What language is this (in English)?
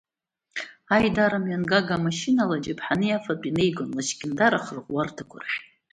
Abkhazian